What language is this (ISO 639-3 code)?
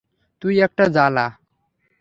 ben